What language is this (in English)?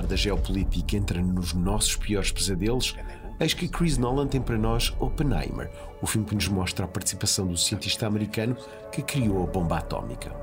Portuguese